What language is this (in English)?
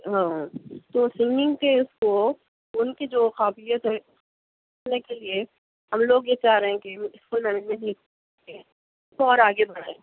Urdu